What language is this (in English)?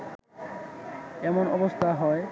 Bangla